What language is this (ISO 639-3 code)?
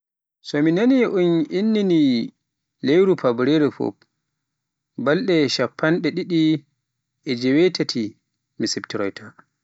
fuf